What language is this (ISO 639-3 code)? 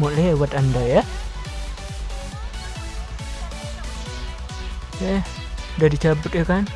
ind